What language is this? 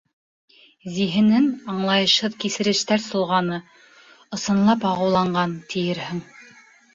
Bashkir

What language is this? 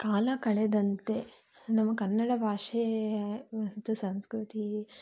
Kannada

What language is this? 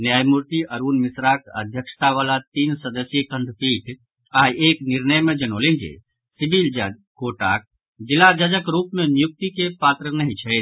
Maithili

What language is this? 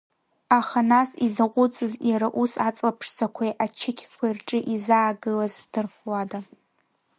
Abkhazian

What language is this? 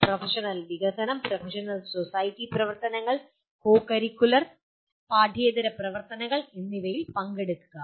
Malayalam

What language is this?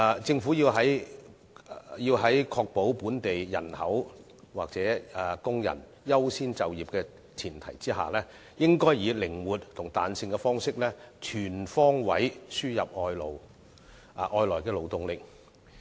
Cantonese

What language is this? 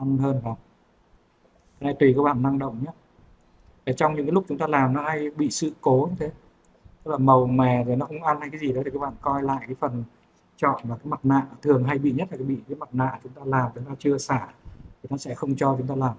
Vietnamese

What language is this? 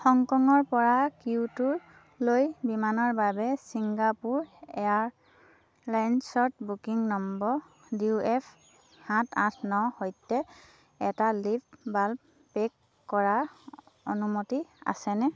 Assamese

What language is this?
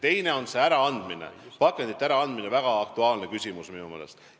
Estonian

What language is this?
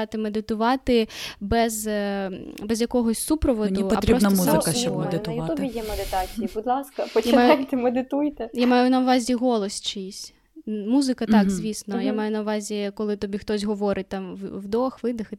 Ukrainian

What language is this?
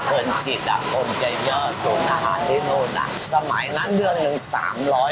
Thai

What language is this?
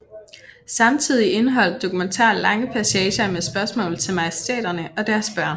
Danish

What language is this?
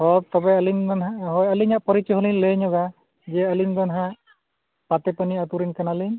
Santali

